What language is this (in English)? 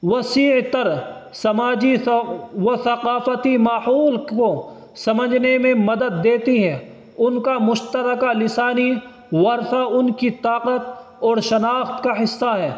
Urdu